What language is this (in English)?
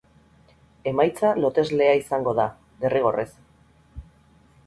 Basque